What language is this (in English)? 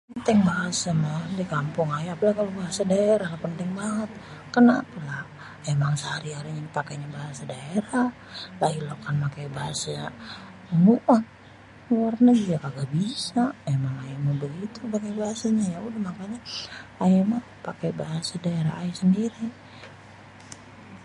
Betawi